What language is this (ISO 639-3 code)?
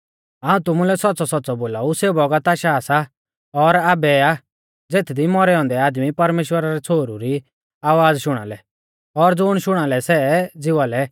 bfz